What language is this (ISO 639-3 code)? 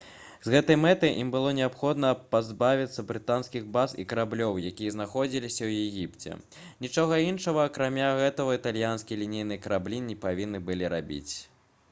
bel